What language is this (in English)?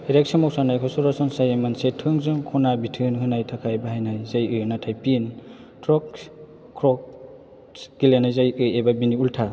Bodo